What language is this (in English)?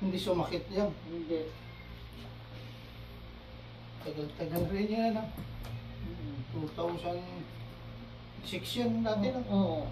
Filipino